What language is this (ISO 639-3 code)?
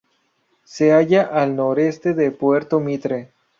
spa